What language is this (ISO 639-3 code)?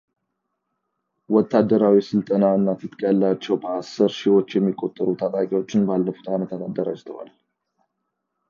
amh